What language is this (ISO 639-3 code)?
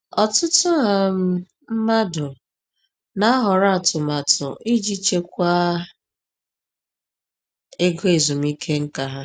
ibo